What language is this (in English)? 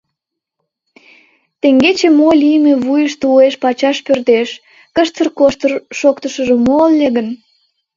Mari